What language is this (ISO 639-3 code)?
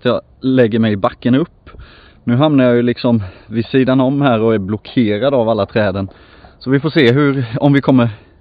swe